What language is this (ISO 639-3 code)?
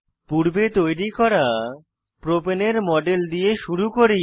ben